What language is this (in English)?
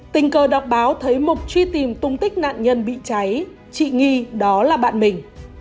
Vietnamese